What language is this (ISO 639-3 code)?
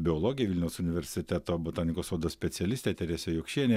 lit